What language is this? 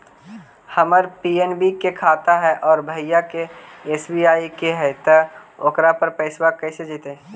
Magahi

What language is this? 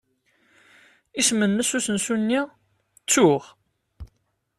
Kabyle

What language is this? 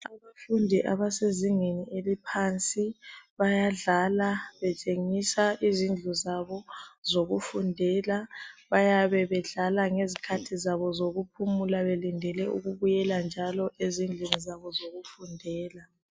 North Ndebele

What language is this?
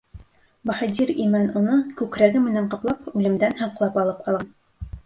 Bashkir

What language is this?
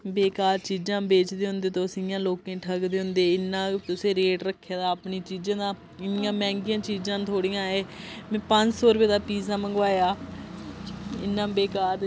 Dogri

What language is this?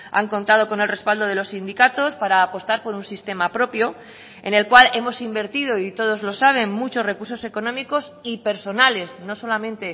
Spanish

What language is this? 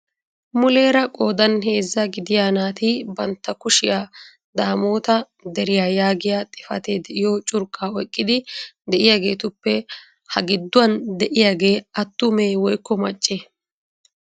Wolaytta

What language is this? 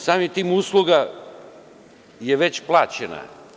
Serbian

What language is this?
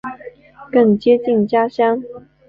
Chinese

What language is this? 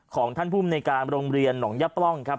Thai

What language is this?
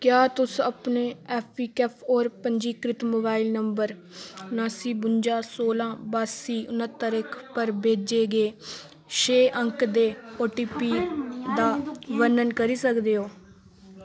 Dogri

